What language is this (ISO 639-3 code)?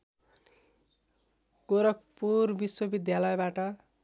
nep